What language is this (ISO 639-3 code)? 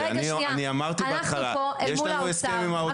heb